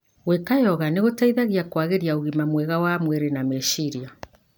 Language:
Kikuyu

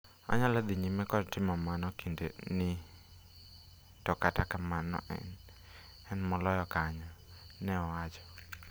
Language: Luo (Kenya and Tanzania)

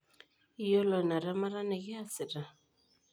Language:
Masai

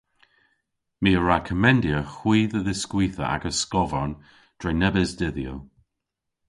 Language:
Cornish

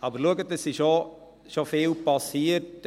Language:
Swiss German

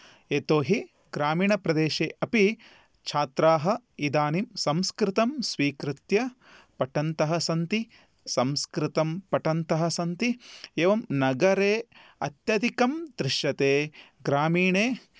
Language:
Sanskrit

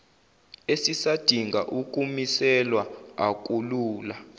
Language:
Zulu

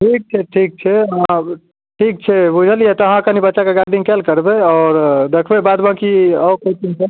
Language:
Maithili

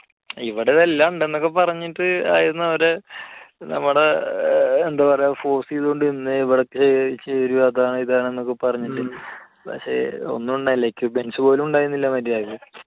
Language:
Malayalam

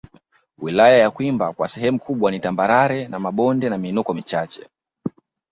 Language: Swahili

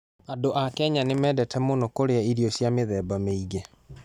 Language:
Kikuyu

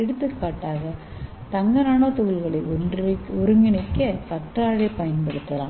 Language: Tamil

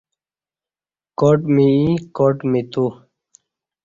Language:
Kati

